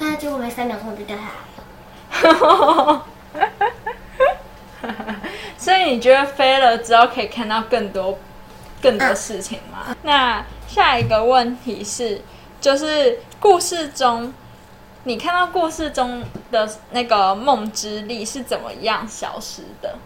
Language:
Chinese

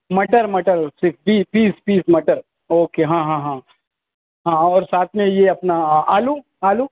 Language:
Urdu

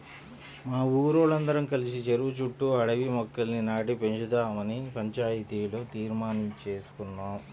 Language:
Telugu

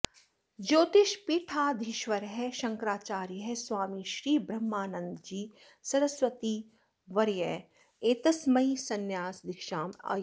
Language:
Sanskrit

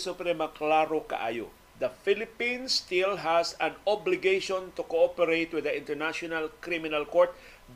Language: Filipino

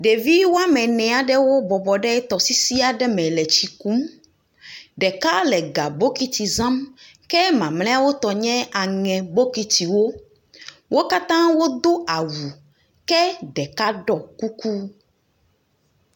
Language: Ewe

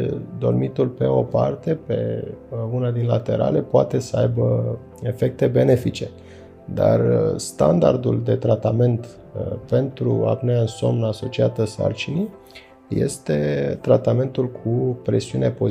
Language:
Romanian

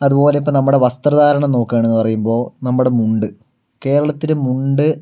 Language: Malayalam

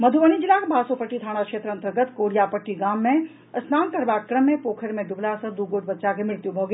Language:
Maithili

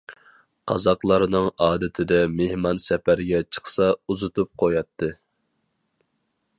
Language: Uyghur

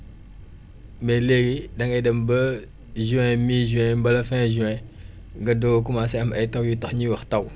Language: Wolof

